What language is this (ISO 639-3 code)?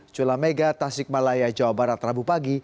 ind